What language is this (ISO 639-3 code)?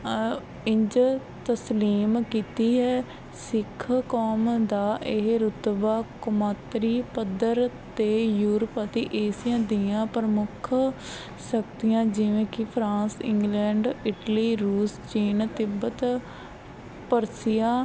pan